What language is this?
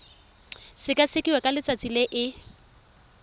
Tswana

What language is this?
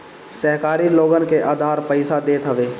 Bhojpuri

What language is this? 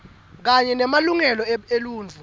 Swati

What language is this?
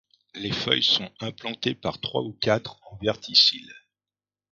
French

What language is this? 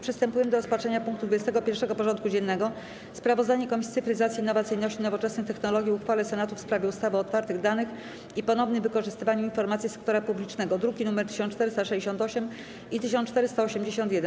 Polish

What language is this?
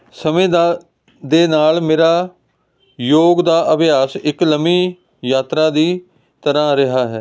Punjabi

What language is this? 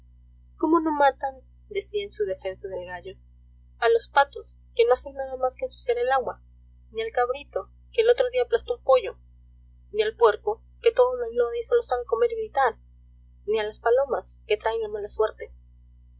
Spanish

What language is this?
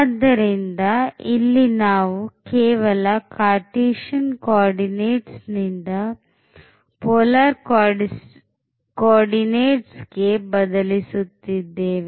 Kannada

